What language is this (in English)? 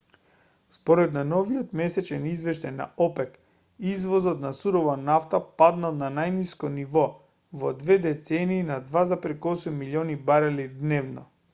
Macedonian